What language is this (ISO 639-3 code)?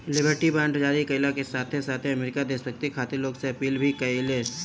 bho